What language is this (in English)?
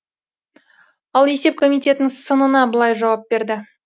Kazakh